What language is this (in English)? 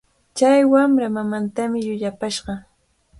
Cajatambo North Lima Quechua